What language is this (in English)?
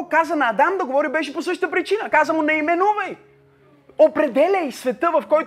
Bulgarian